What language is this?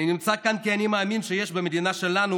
Hebrew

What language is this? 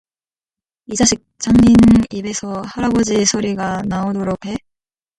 Korean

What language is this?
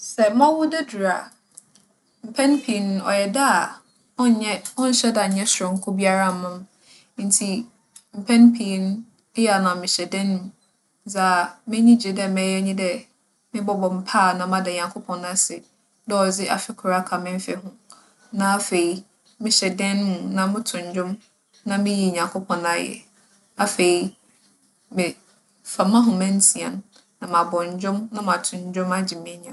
Akan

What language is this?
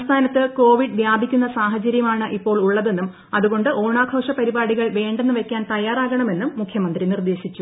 Malayalam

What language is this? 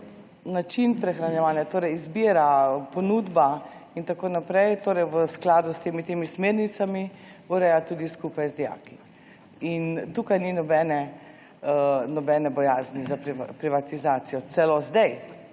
Slovenian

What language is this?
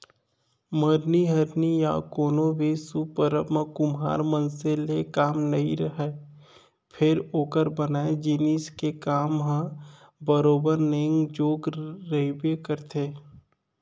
Chhattisgarhi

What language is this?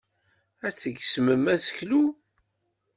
Kabyle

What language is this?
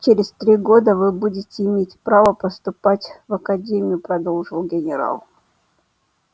Russian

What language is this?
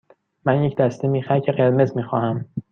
Persian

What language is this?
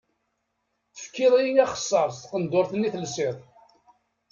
Kabyle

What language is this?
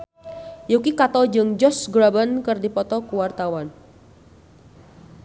Sundanese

